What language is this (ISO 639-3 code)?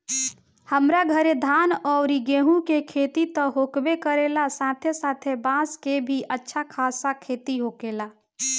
bho